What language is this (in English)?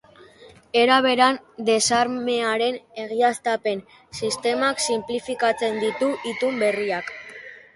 Basque